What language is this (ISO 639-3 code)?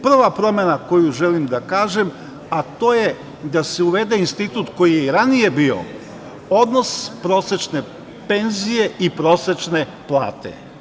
srp